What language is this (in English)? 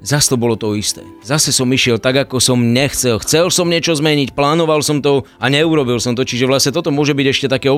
Slovak